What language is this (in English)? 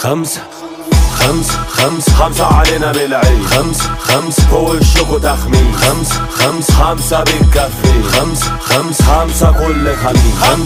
Arabic